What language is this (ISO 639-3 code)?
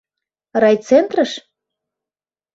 chm